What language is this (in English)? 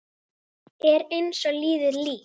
Icelandic